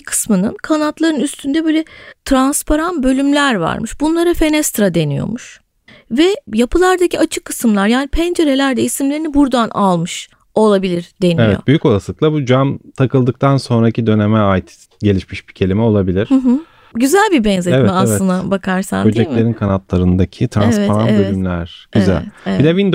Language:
Turkish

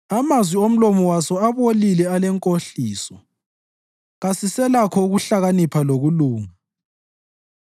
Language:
North Ndebele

